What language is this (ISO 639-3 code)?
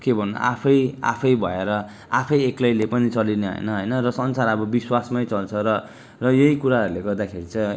nep